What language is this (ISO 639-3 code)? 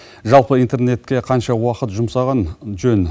kaz